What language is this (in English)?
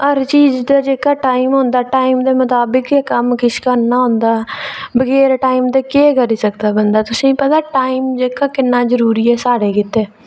Dogri